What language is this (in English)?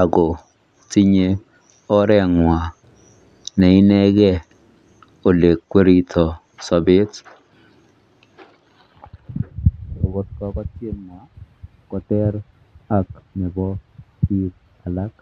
Kalenjin